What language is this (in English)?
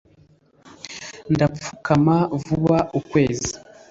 Kinyarwanda